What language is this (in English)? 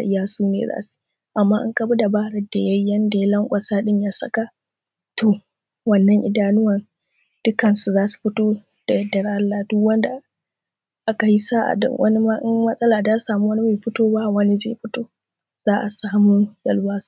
Hausa